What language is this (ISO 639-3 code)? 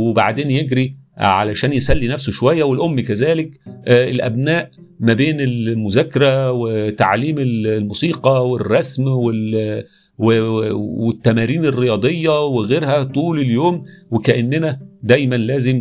ara